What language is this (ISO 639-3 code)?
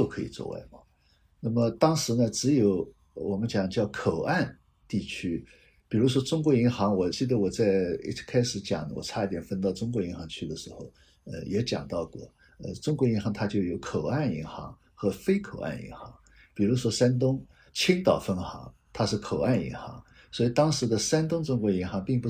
zho